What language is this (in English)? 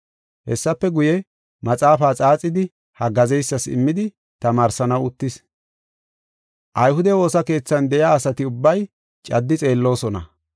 Gofa